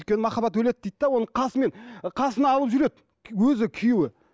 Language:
Kazakh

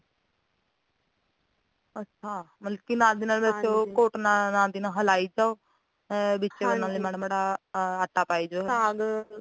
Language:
Punjabi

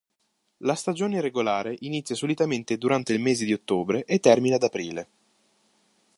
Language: Italian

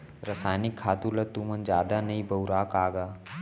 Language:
Chhattisgarhi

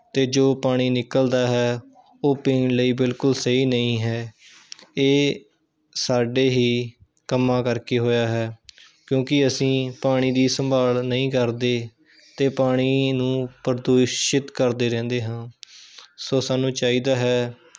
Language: Punjabi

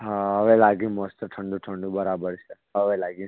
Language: Gujarati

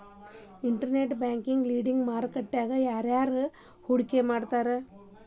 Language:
Kannada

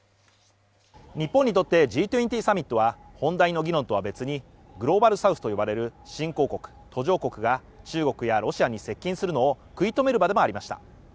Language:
Japanese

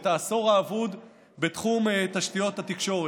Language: Hebrew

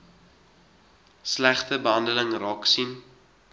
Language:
Afrikaans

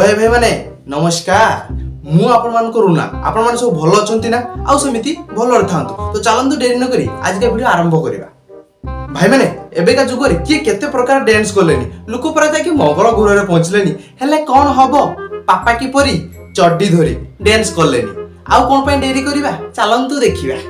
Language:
Indonesian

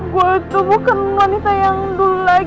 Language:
Indonesian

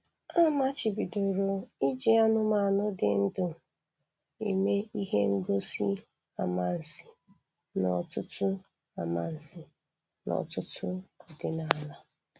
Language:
Igbo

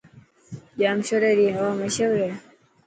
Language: Dhatki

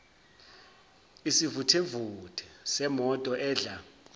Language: Zulu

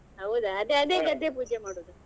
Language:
Kannada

